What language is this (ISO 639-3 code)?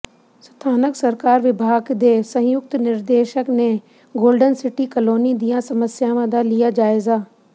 pan